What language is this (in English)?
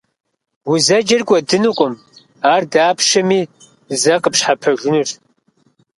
Kabardian